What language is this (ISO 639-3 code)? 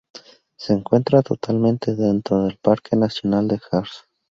spa